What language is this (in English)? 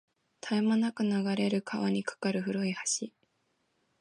Japanese